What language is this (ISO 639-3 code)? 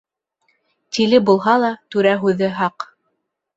bak